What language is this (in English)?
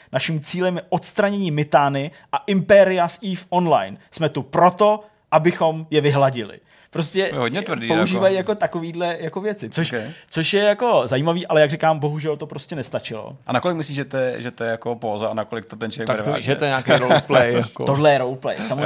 Czech